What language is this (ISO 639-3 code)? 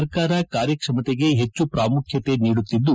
kan